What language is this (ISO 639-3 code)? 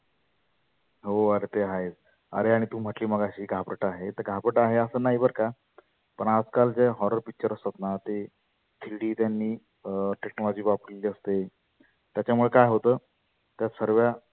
mar